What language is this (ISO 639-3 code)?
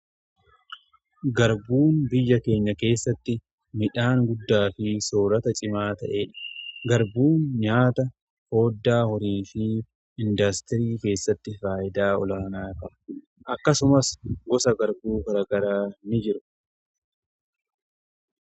orm